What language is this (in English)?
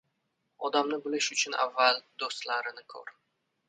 Uzbek